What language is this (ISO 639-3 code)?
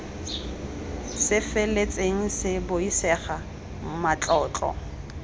tsn